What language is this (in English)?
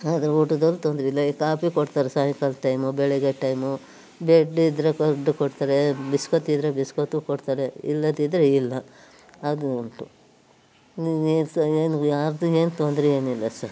Kannada